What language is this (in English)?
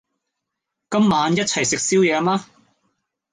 Cantonese